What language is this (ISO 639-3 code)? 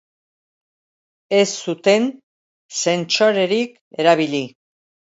eus